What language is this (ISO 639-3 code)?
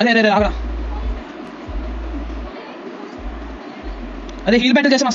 tel